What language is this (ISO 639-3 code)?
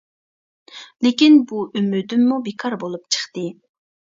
uig